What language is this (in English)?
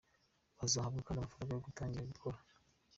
Kinyarwanda